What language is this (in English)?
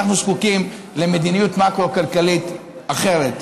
Hebrew